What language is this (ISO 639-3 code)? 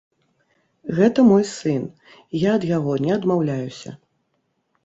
bel